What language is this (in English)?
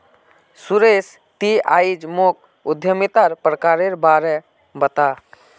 Magahi